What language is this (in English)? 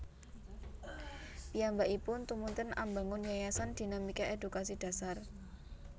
Javanese